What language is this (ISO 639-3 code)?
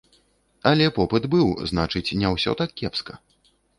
bel